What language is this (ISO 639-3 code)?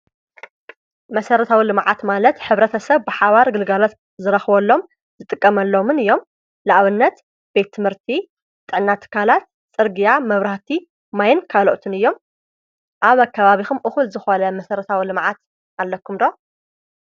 tir